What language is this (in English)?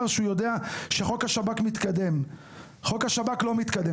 Hebrew